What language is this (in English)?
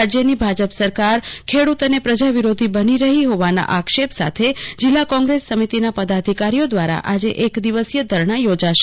Gujarati